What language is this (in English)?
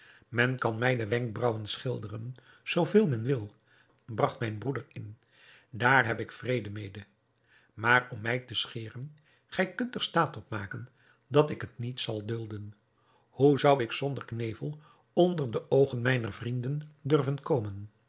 Dutch